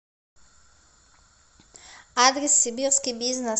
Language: Russian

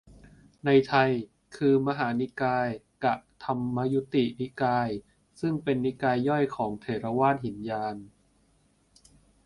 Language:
Thai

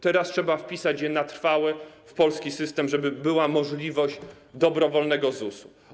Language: Polish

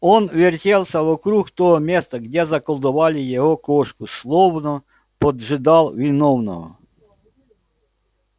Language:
Russian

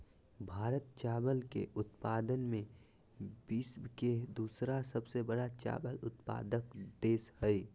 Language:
Magahi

